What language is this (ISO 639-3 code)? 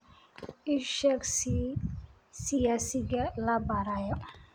som